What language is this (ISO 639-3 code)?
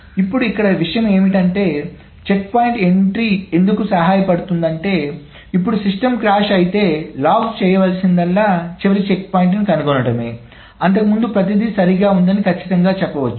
tel